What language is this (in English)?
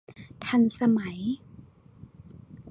Thai